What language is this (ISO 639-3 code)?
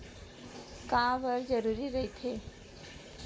hne